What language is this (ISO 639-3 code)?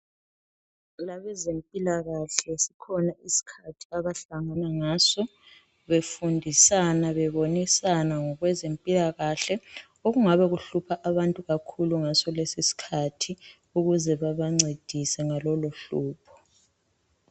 nde